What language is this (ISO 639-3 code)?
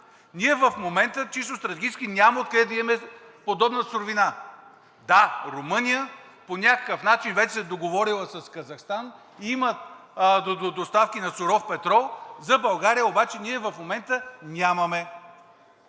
bul